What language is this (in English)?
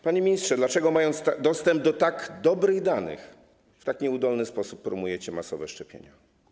Polish